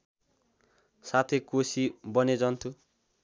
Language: Nepali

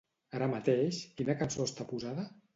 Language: Catalan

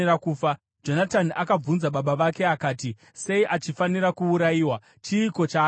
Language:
Shona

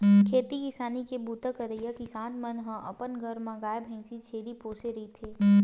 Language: Chhattisgarhi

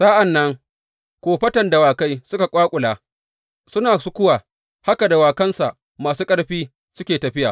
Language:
Hausa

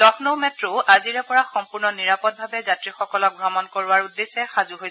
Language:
Assamese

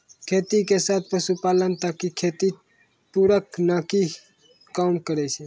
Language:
Maithili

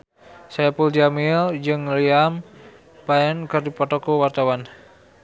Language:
Sundanese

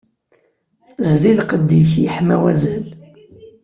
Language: Kabyle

